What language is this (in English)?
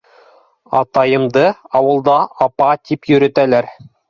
Bashkir